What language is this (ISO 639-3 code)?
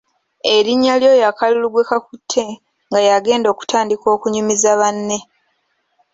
lug